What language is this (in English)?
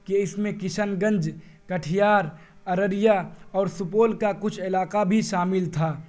Urdu